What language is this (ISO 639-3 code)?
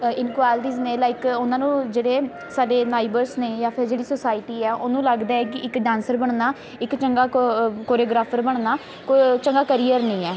pan